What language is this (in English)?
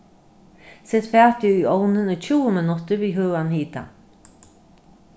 Faroese